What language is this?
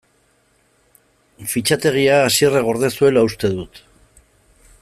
Basque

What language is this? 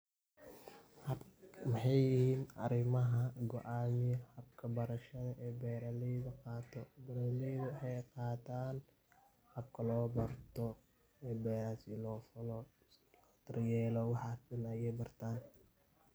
Somali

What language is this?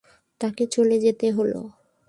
Bangla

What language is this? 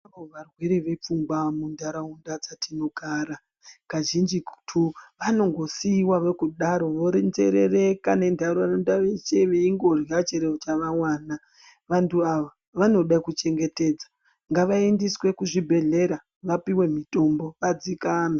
Ndau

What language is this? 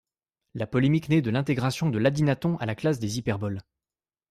French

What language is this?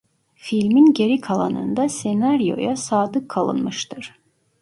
Turkish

